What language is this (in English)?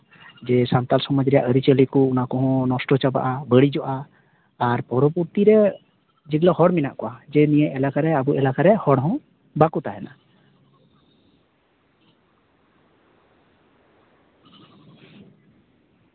Santali